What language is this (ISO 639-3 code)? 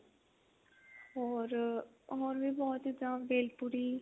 pan